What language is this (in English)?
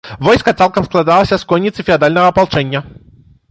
Belarusian